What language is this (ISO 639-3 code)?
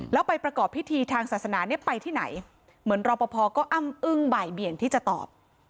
tha